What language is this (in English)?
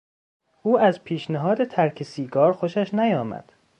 Persian